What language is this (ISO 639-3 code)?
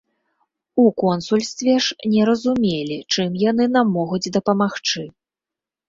bel